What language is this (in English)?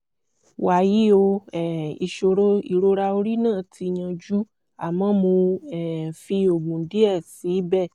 Yoruba